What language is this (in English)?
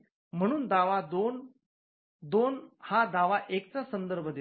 Marathi